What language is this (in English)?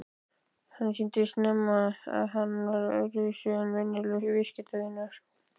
Icelandic